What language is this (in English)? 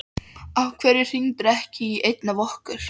Icelandic